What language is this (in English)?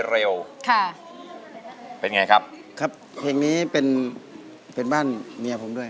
Thai